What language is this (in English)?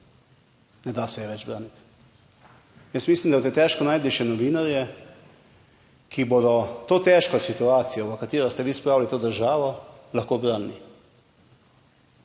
Slovenian